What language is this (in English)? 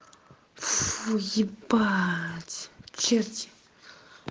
Russian